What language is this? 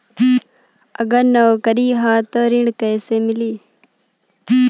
Bhojpuri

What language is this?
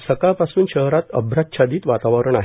Marathi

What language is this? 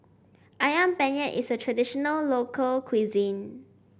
English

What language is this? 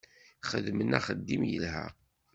Kabyle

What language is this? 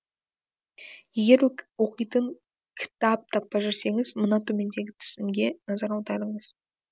Kazakh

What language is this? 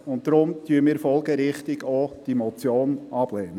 Swiss German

